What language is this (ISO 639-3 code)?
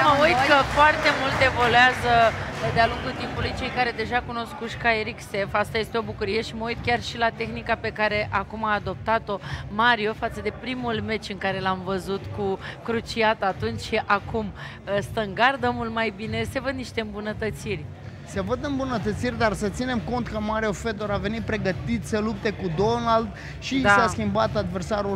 ron